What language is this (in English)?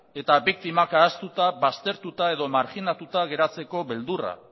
Basque